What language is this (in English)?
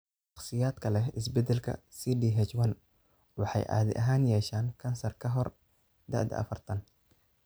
Somali